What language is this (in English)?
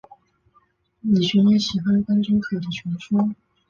Chinese